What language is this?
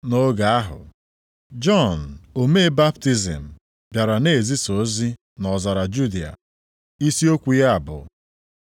Igbo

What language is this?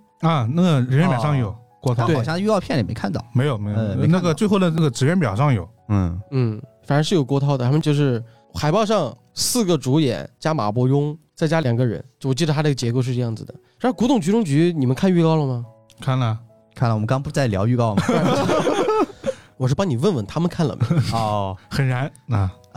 Chinese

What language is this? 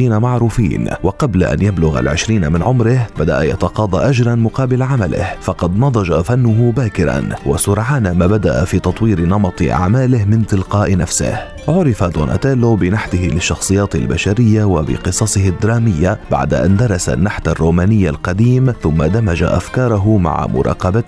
Arabic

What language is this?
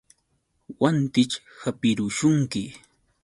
Yauyos Quechua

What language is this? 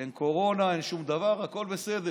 Hebrew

